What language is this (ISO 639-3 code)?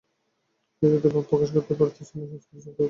ben